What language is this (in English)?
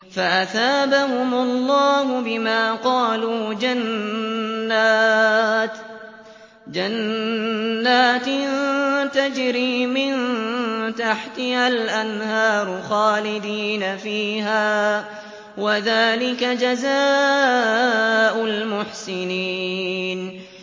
Arabic